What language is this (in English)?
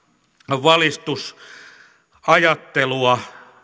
Finnish